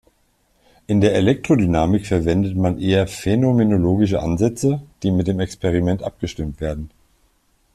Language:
German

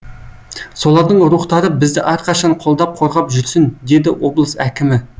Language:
Kazakh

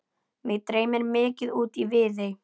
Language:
Icelandic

